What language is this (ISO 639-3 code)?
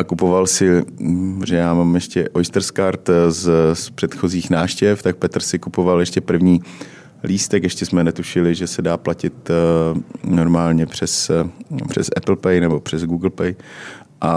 ces